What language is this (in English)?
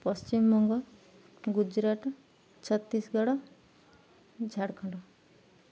Odia